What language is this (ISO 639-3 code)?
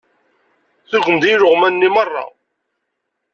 kab